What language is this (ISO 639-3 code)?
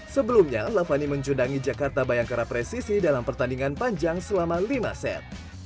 ind